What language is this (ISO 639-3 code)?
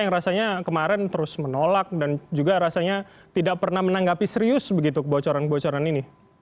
ind